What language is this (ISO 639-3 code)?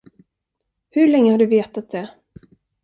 swe